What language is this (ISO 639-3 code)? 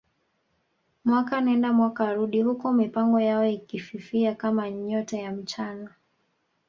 swa